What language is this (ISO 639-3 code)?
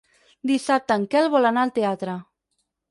cat